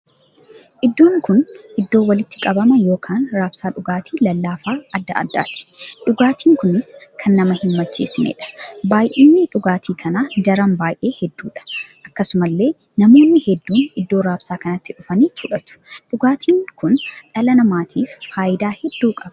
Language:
Oromo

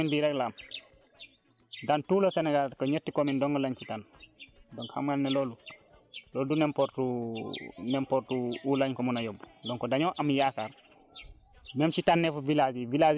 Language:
Wolof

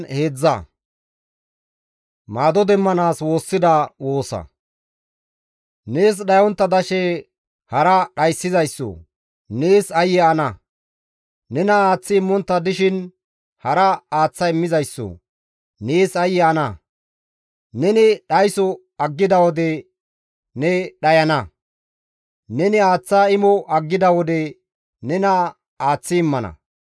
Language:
Gamo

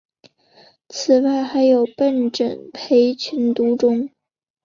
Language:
Chinese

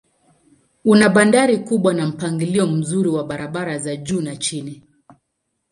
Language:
Swahili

